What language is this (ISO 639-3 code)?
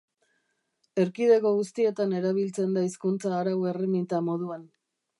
eus